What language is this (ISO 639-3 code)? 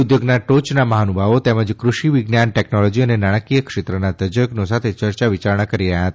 guj